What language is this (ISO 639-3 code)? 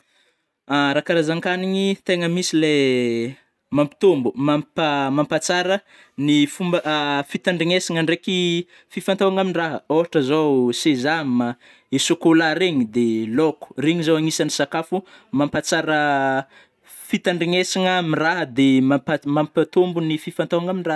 bmm